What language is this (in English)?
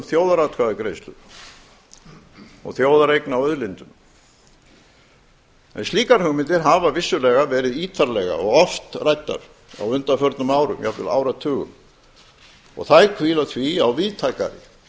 Icelandic